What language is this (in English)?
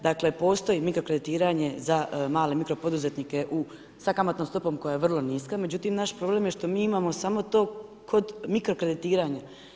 Croatian